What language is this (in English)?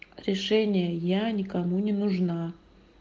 Russian